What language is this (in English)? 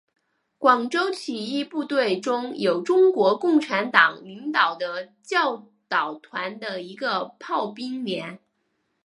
Chinese